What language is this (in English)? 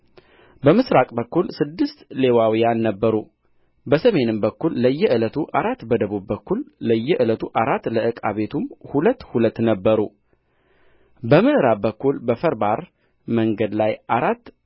Amharic